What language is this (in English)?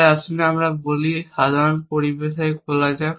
Bangla